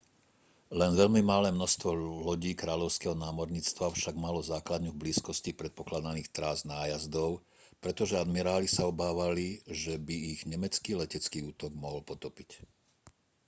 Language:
Slovak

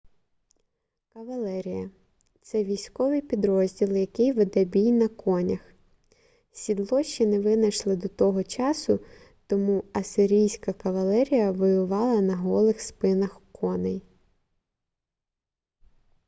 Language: Ukrainian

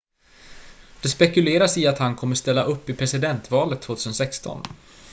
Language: Swedish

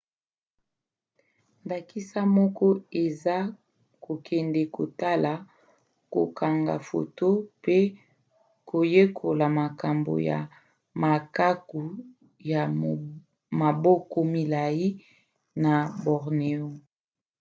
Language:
Lingala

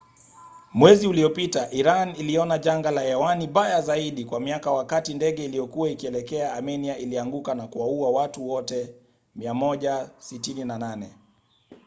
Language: Swahili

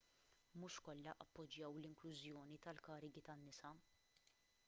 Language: Maltese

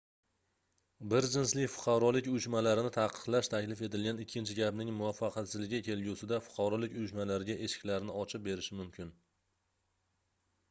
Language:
Uzbek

